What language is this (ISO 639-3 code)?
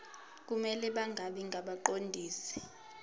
zul